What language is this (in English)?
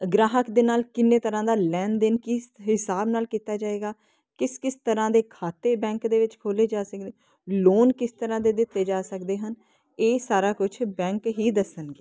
Punjabi